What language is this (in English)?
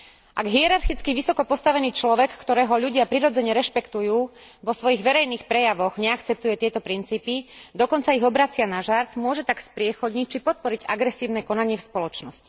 Slovak